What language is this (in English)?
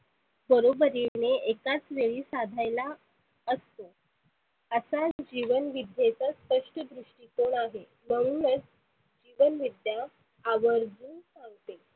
Marathi